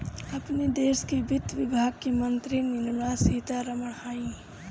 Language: Bhojpuri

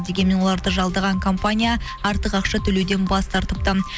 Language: Kazakh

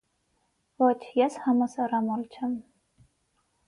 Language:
Armenian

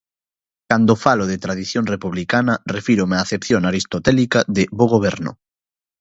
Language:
Galician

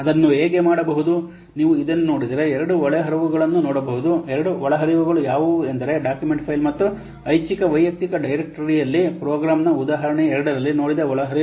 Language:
Kannada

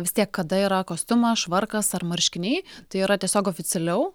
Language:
Lithuanian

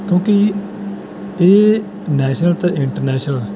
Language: Punjabi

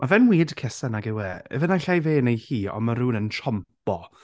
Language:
Welsh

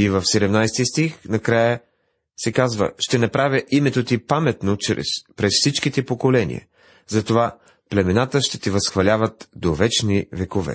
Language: Bulgarian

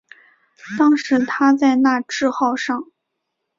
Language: Chinese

